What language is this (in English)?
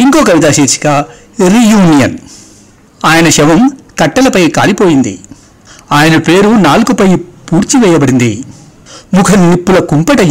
Telugu